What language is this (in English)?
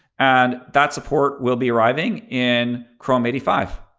English